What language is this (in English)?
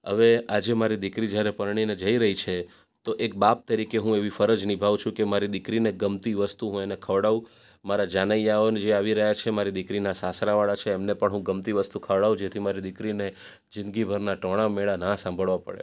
Gujarati